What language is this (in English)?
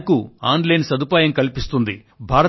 Telugu